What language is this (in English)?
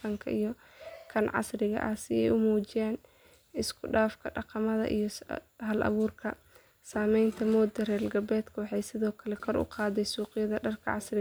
Somali